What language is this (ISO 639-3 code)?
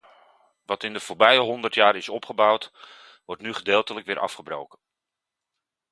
nld